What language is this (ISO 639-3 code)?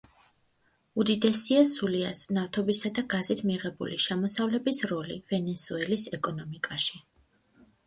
kat